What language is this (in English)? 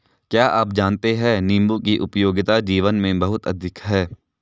Hindi